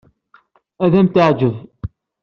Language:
Kabyle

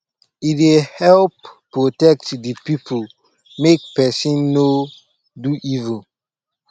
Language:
Nigerian Pidgin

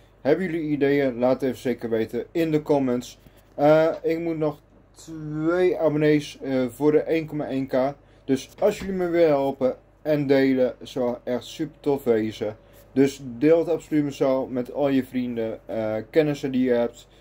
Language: Dutch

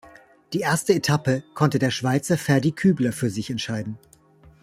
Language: German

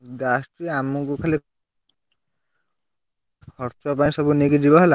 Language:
Odia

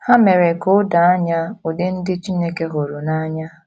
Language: Igbo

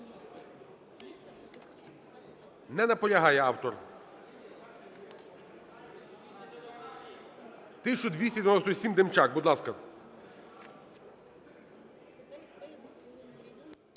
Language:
Ukrainian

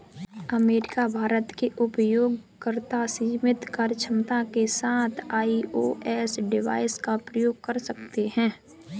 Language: Hindi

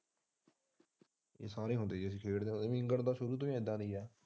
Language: Punjabi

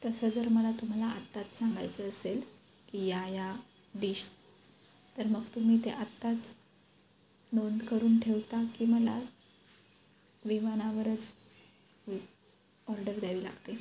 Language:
Marathi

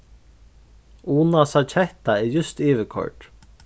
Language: Faroese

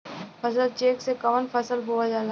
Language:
Bhojpuri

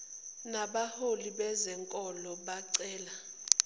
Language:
Zulu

